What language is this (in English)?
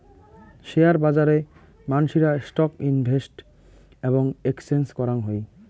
Bangla